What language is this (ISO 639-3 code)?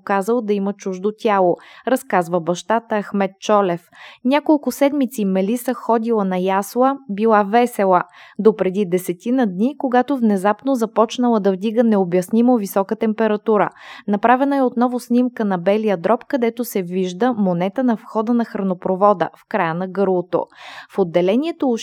bul